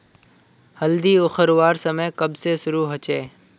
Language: Magahi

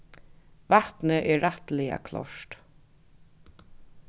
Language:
Faroese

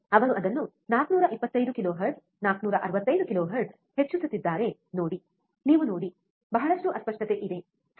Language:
Kannada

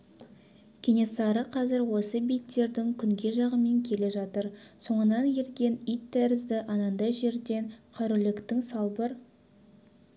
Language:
Kazakh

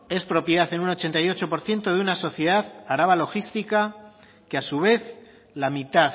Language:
Spanish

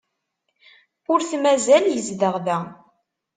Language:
Kabyle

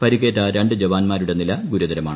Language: Malayalam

